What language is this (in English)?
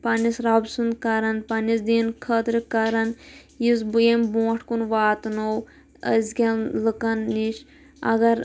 Kashmiri